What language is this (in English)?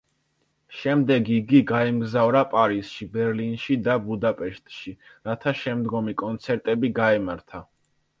Georgian